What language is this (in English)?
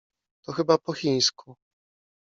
Polish